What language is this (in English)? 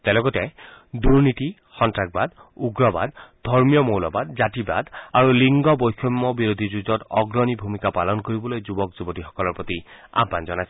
Assamese